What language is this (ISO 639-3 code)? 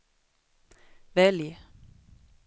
swe